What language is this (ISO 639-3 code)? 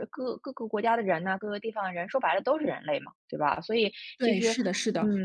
zho